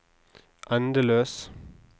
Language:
Norwegian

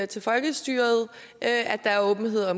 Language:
Danish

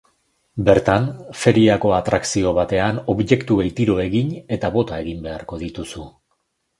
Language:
Basque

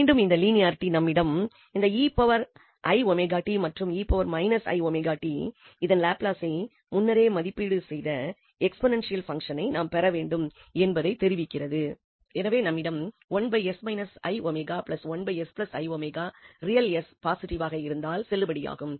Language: Tamil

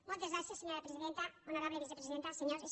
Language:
Catalan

